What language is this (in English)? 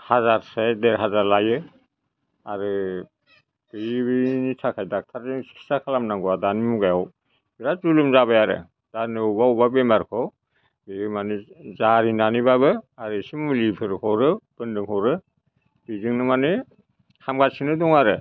Bodo